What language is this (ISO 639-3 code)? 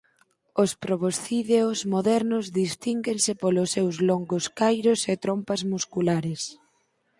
glg